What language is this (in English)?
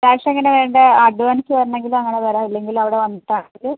Malayalam